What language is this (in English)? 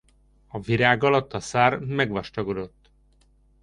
Hungarian